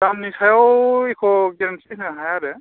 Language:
Bodo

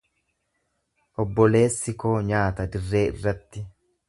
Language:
Oromo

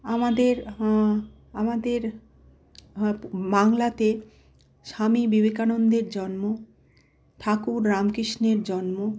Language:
Bangla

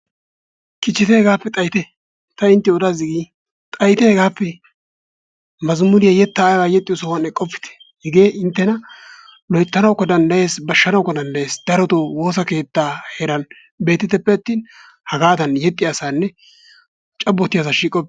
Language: Wolaytta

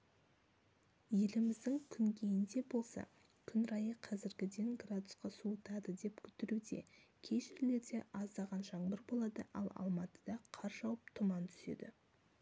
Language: Kazakh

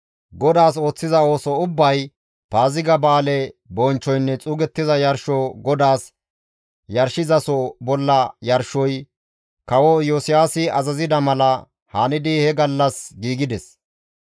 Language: Gamo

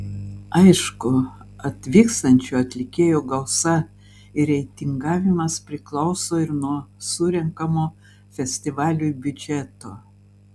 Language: Lithuanian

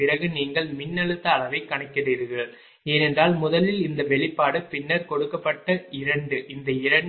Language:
Tamil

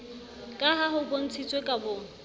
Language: Southern Sotho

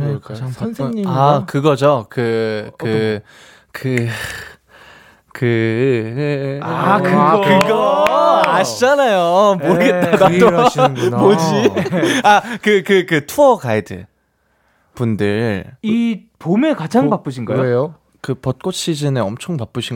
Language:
Korean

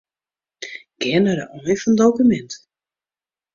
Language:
Western Frisian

